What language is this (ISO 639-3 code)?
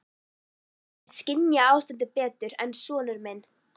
isl